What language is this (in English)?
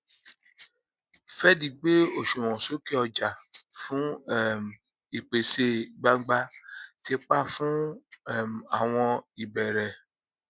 Yoruba